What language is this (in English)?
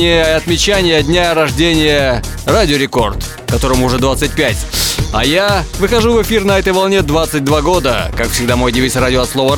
Russian